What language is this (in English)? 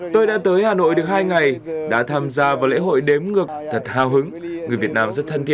Vietnamese